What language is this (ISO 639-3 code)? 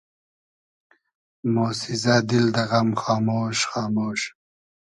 haz